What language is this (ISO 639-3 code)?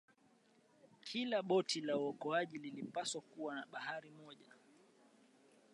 swa